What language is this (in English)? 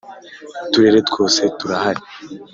Kinyarwanda